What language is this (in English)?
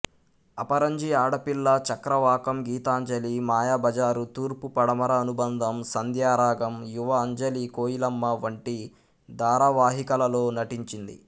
Telugu